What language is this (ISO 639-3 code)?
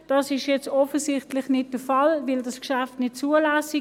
gsw